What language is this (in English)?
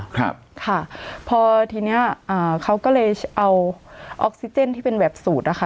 Thai